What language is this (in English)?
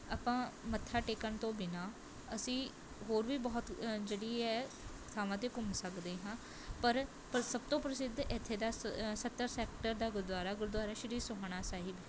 Punjabi